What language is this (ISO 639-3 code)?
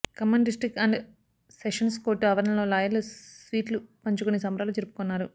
tel